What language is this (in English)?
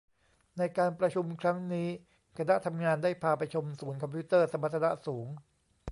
Thai